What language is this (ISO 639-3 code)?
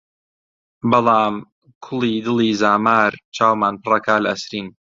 ckb